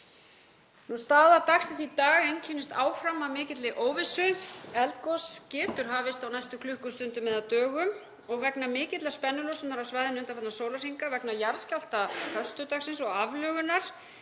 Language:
Icelandic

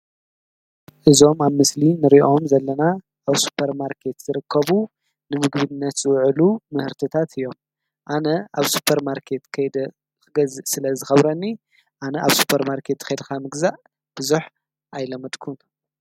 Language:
Tigrinya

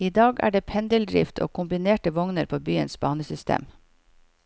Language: Norwegian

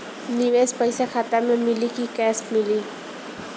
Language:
Bhojpuri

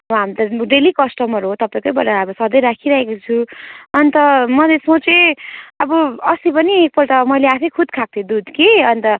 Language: Nepali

